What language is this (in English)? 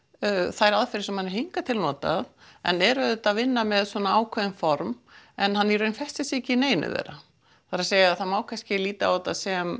Icelandic